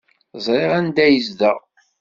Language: Kabyle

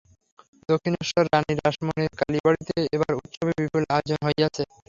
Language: Bangla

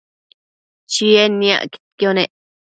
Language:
Matsés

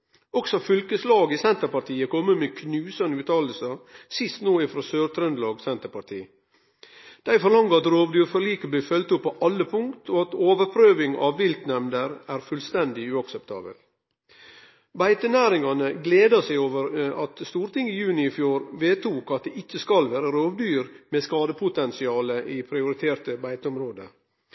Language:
Norwegian Nynorsk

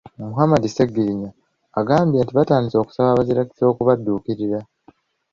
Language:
Ganda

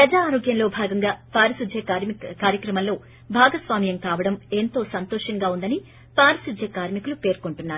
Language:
Telugu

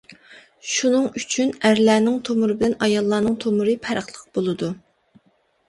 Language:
Uyghur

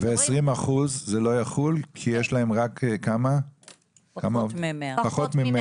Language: Hebrew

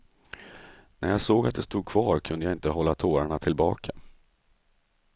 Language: Swedish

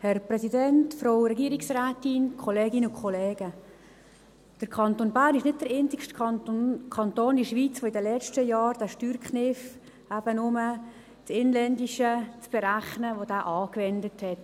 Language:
Swiss German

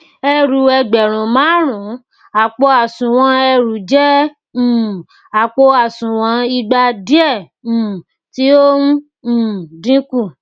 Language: Yoruba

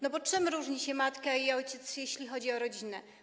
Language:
Polish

